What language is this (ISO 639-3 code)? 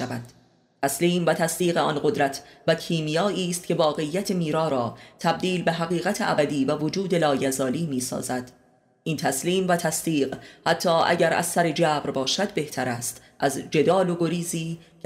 fas